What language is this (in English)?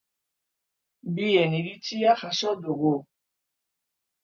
Basque